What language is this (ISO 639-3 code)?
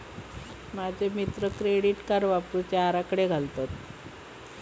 mar